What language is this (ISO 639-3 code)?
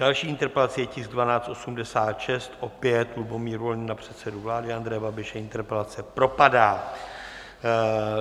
ces